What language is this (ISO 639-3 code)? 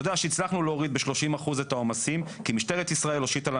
heb